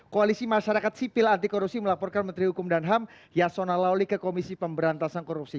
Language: Indonesian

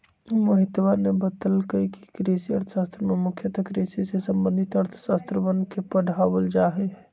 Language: Magahi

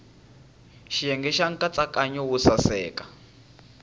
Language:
Tsonga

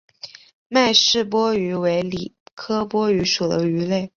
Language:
Chinese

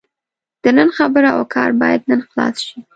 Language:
Pashto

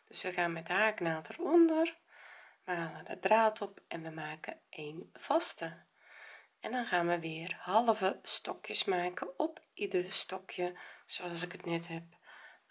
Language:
Dutch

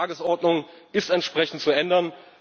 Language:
German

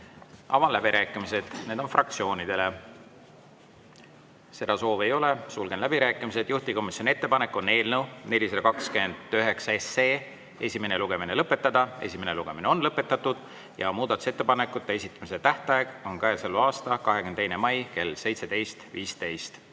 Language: Estonian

